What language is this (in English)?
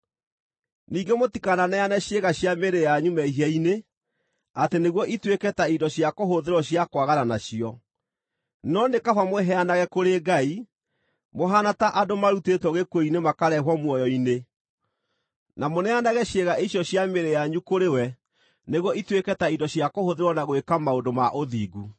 Kikuyu